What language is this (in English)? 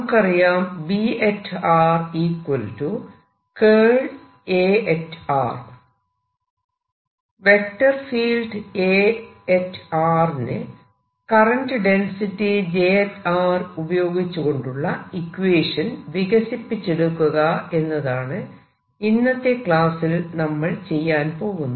Malayalam